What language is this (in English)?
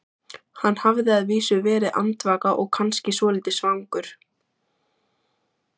Icelandic